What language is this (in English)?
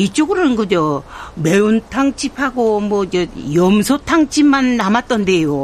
Korean